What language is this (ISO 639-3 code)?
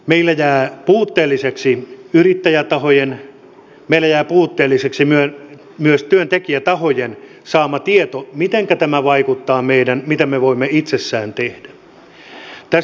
fin